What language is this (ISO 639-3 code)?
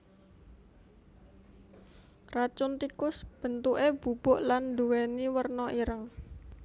jav